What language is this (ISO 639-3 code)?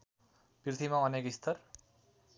nep